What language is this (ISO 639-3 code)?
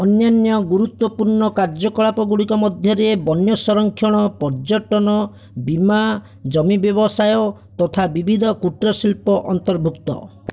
ori